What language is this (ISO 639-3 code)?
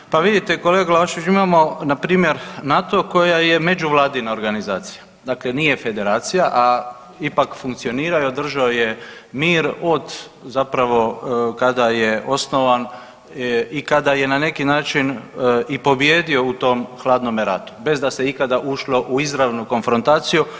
hrv